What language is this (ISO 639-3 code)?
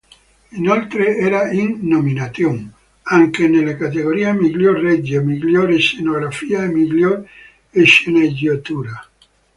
ita